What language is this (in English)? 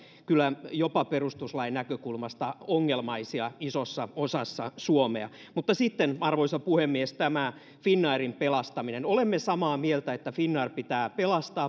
Finnish